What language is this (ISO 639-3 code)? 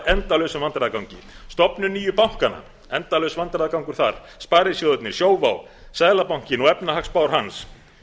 isl